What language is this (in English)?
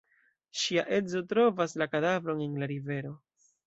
Esperanto